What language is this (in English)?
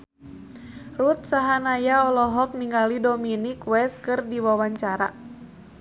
Sundanese